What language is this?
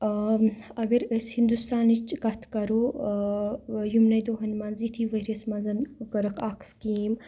Kashmiri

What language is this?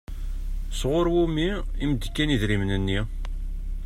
Kabyle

